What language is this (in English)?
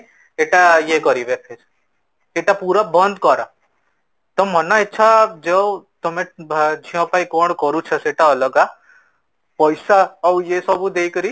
Odia